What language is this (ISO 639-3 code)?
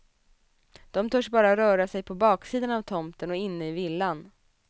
swe